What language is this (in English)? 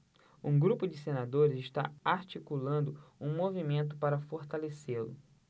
Portuguese